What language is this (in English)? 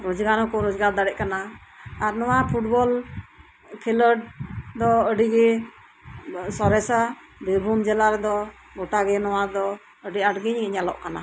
Santali